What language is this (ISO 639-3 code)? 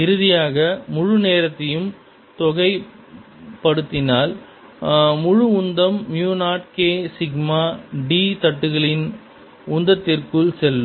tam